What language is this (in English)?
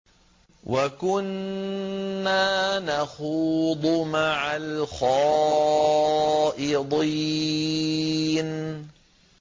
Arabic